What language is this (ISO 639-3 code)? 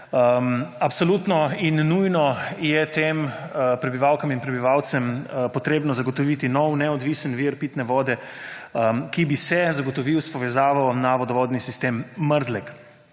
slv